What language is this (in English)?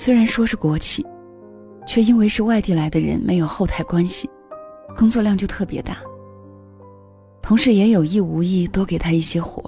Chinese